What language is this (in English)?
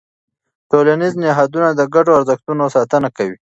Pashto